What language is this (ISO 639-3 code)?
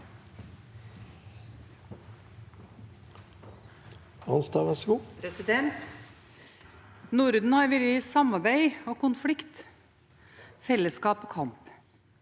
nor